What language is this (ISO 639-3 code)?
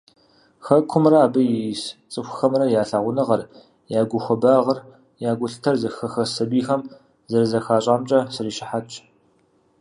kbd